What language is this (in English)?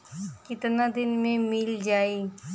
Bhojpuri